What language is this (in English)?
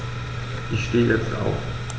German